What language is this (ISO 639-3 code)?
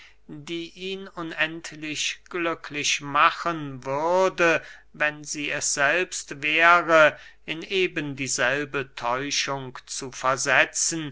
deu